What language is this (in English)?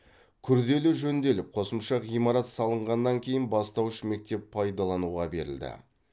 Kazakh